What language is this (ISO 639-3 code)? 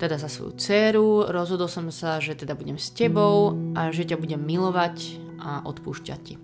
slk